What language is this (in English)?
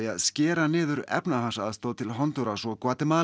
Icelandic